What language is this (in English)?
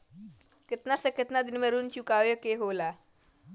Bhojpuri